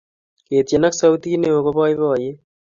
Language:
Kalenjin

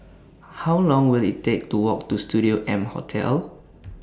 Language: English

